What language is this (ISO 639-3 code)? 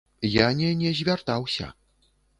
bel